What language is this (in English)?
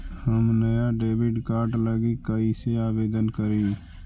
Magahi